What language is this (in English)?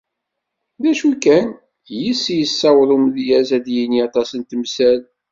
Kabyle